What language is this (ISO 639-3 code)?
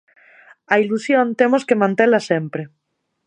glg